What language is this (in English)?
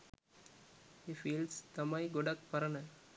Sinhala